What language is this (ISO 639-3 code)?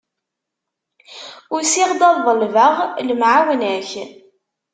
kab